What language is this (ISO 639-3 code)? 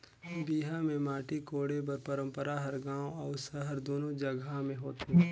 hne